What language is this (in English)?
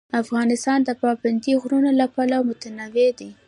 Pashto